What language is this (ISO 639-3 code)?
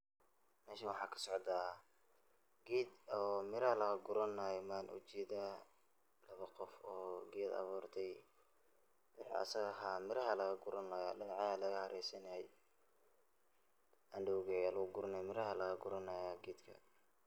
som